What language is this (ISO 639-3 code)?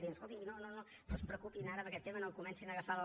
cat